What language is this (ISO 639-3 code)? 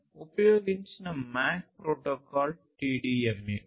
tel